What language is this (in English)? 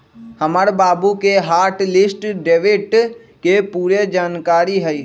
Magahi